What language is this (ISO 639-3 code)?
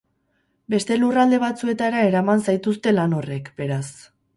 eus